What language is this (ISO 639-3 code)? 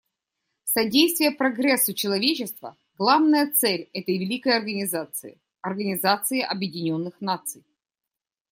rus